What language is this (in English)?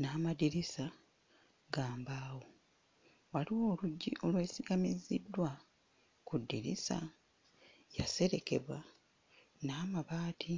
Ganda